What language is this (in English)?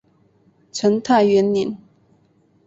Chinese